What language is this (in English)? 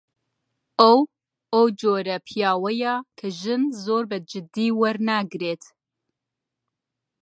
Central Kurdish